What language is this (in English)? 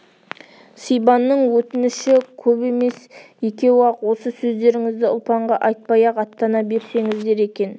Kazakh